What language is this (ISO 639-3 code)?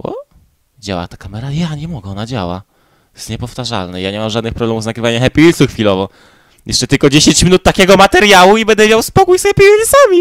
pol